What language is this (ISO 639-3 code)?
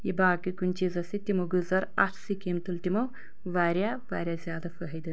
kas